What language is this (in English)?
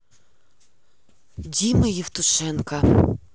Russian